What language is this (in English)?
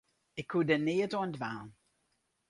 Western Frisian